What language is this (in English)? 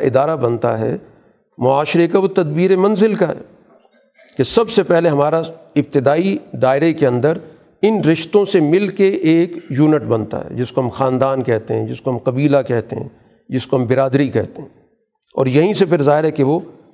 Urdu